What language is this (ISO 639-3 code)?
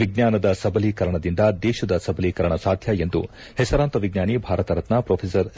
kan